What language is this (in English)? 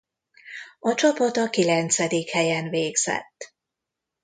Hungarian